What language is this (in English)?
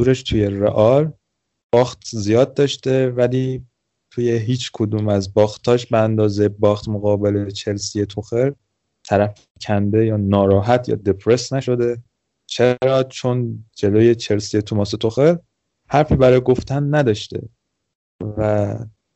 Persian